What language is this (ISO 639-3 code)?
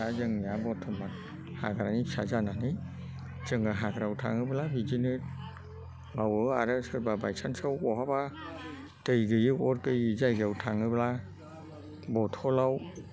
brx